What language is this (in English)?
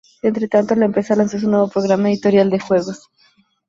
Spanish